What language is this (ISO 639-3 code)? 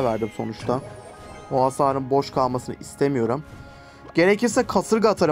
tur